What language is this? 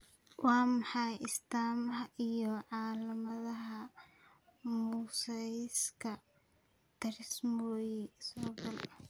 Somali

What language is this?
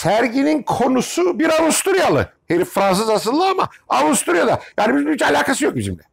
Turkish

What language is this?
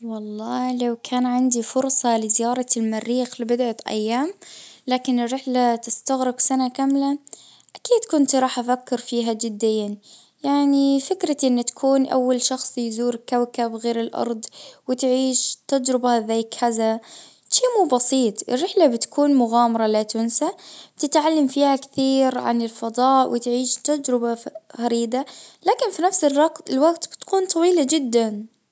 Najdi Arabic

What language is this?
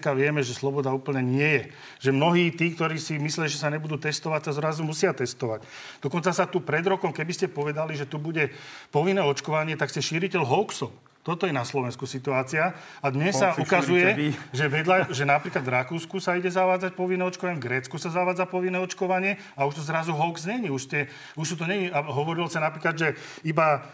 Slovak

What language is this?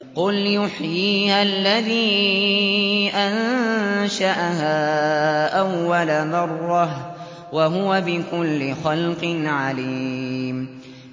Arabic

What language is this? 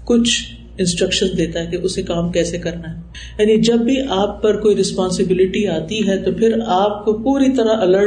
Urdu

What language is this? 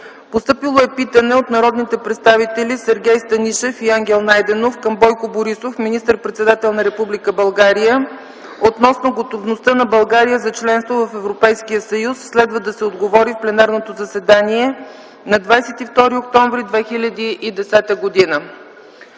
Bulgarian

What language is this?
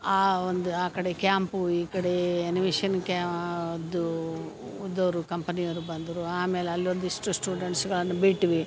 Kannada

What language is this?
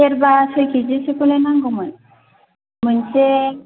Bodo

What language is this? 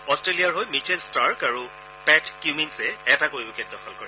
Assamese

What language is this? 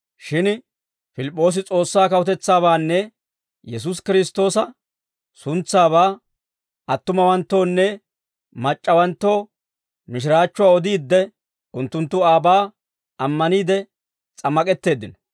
Dawro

